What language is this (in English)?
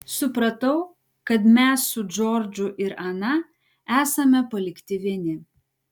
Lithuanian